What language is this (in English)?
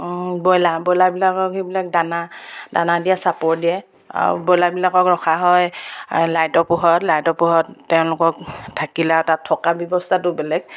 Assamese